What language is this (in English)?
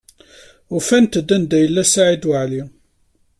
Kabyle